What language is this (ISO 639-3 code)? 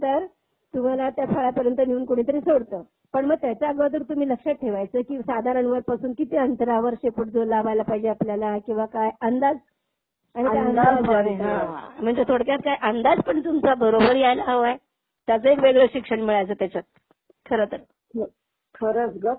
mar